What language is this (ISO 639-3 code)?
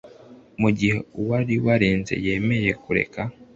kin